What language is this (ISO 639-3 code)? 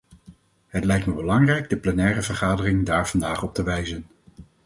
nld